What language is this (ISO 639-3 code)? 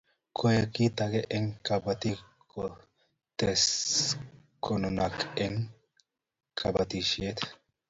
kln